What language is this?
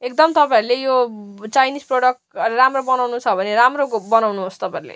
Nepali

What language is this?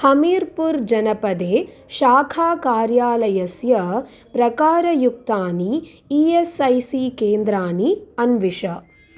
Sanskrit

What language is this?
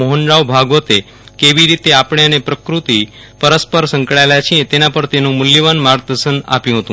Gujarati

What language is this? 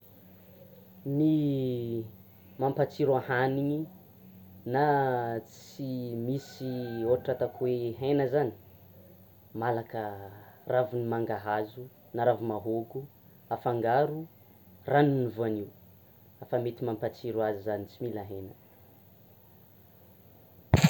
Tsimihety Malagasy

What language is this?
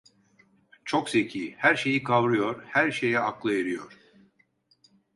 Turkish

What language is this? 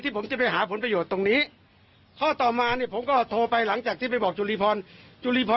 Thai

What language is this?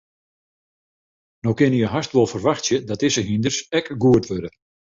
Western Frisian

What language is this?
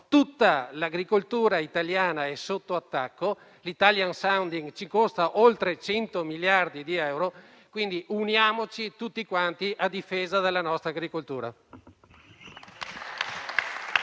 Italian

